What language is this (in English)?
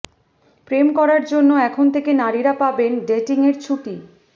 Bangla